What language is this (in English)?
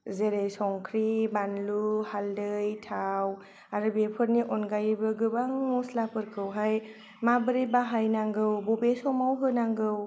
Bodo